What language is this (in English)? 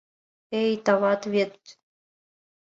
Mari